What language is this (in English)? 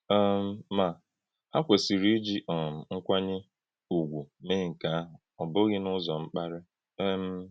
Igbo